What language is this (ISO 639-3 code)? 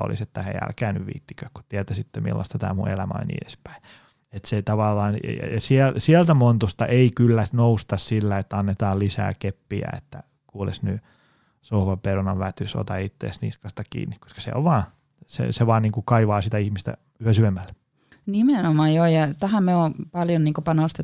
fin